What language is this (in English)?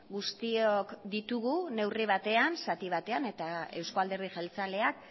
Basque